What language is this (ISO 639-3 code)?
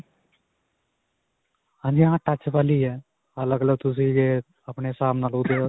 pan